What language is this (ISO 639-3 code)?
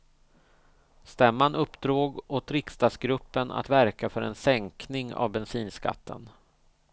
swe